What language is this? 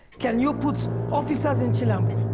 English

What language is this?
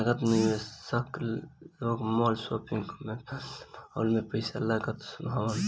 Bhojpuri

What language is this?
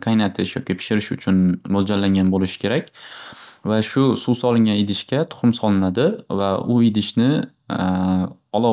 Uzbek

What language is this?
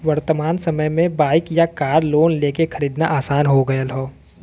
Bhojpuri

